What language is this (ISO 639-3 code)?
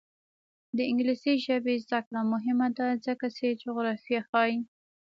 pus